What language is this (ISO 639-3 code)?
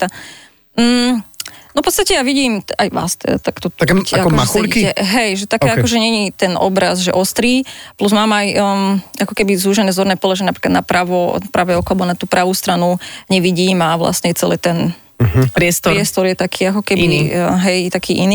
slk